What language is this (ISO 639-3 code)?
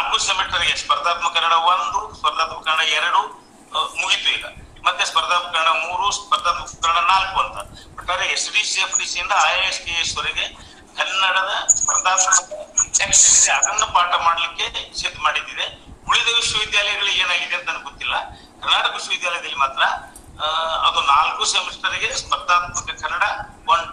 kan